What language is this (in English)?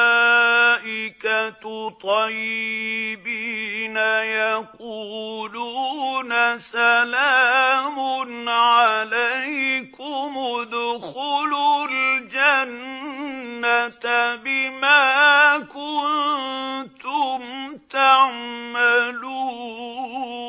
Arabic